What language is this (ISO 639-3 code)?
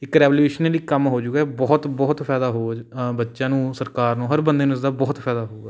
pan